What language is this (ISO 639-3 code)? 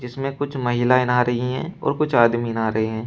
hin